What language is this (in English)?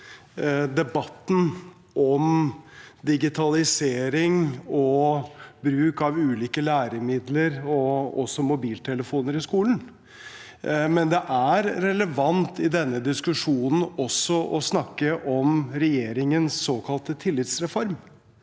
Norwegian